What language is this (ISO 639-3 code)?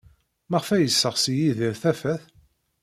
kab